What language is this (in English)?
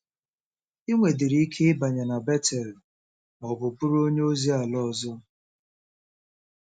Igbo